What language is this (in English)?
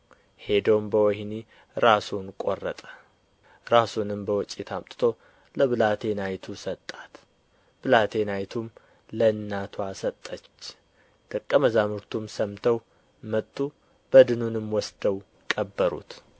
Amharic